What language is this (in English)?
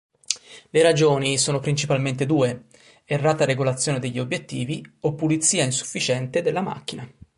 Italian